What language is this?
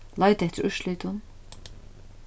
Faroese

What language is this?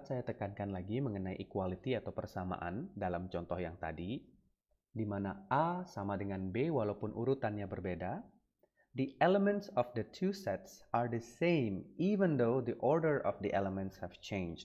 Indonesian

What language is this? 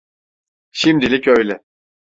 Turkish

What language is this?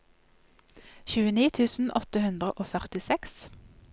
Norwegian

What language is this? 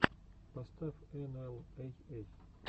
Russian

